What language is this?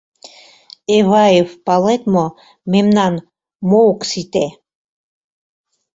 Mari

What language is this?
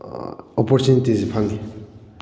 Manipuri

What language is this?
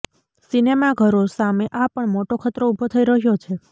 Gujarati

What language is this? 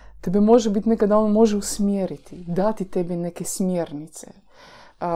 Croatian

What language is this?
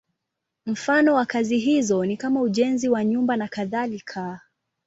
Swahili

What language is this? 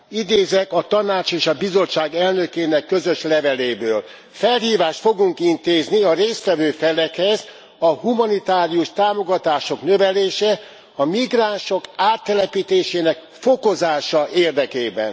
Hungarian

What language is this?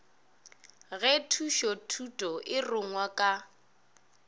Northern Sotho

